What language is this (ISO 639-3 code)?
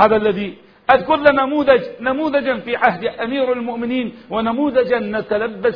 ara